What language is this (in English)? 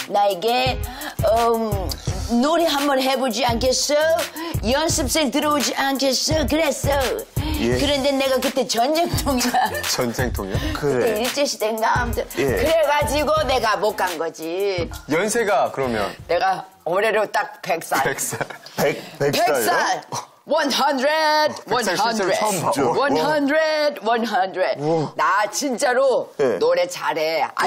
Korean